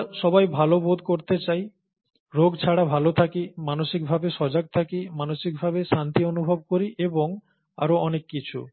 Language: Bangla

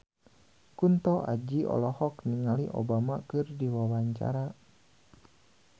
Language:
Sundanese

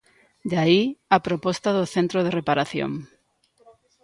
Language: Galician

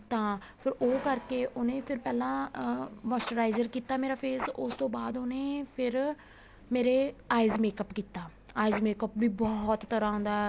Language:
Punjabi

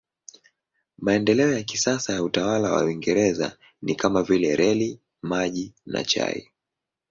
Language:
Swahili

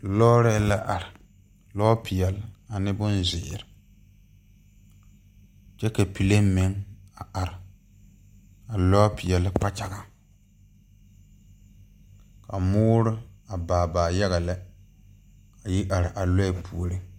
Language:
Southern Dagaare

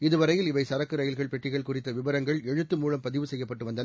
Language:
Tamil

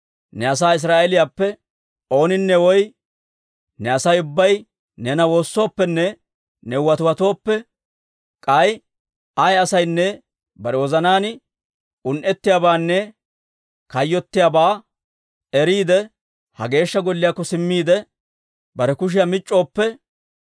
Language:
Dawro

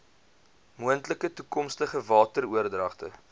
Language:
Afrikaans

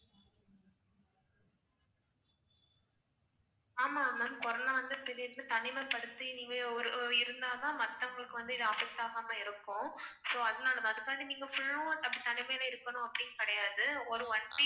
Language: Tamil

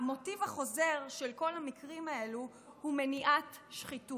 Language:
Hebrew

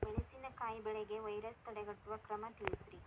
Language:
Kannada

